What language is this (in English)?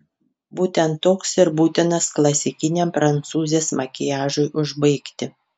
Lithuanian